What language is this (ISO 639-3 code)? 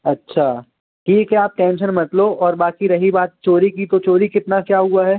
hin